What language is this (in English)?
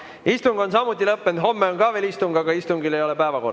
Estonian